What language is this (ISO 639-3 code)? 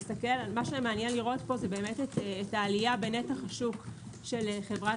heb